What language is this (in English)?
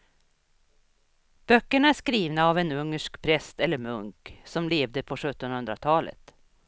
Swedish